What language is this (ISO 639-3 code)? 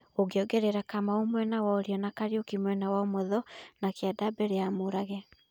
kik